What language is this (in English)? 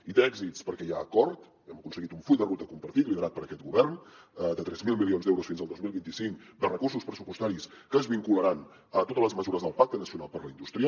Catalan